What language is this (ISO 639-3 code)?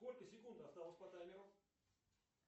rus